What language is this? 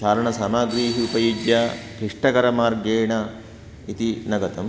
Sanskrit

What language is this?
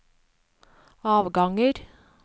Norwegian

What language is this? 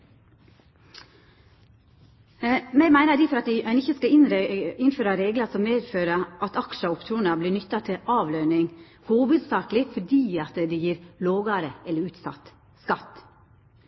Norwegian Nynorsk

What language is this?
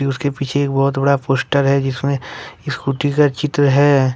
Hindi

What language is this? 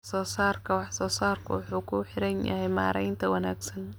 Somali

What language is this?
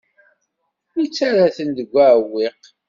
Kabyle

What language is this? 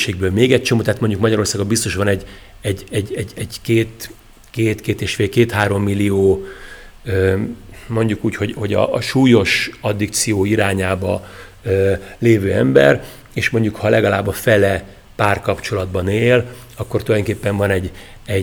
Hungarian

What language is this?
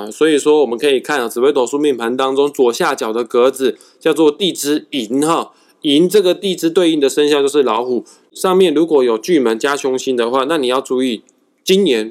Chinese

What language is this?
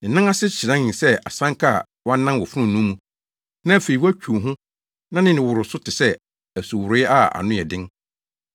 Akan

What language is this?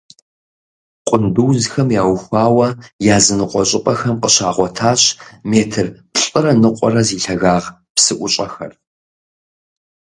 Kabardian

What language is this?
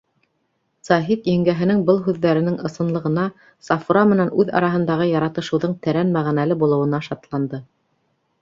Bashkir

